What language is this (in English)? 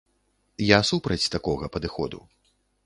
Belarusian